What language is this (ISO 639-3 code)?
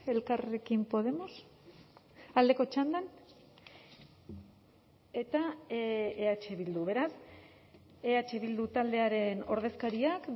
eus